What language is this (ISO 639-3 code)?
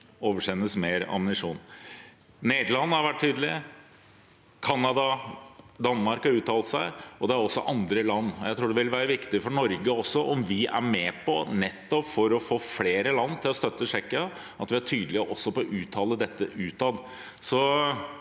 nor